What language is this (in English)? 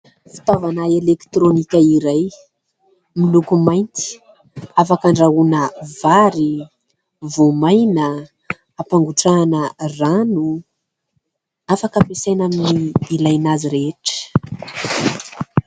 Malagasy